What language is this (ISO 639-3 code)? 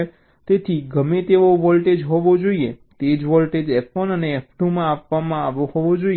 guj